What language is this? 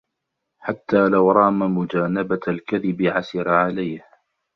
Arabic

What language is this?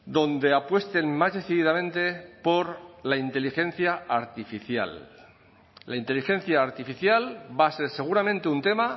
Spanish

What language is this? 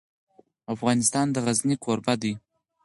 Pashto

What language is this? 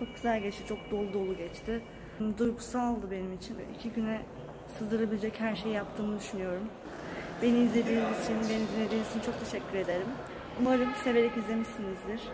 Turkish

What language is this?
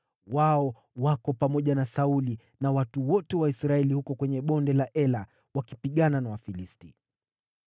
Swahili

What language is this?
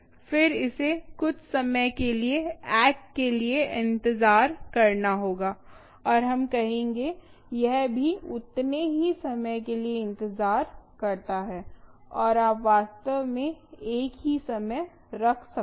Hindi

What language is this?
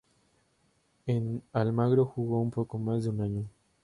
Spanish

